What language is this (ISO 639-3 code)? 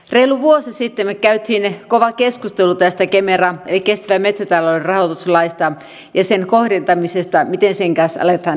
fin